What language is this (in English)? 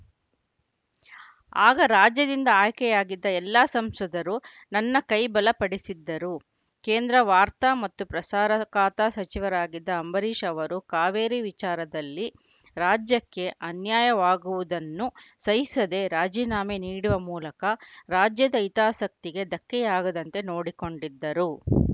Kannada